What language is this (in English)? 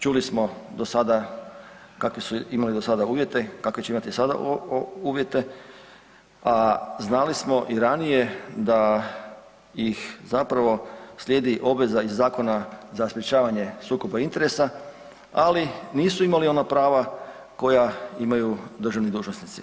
Croatian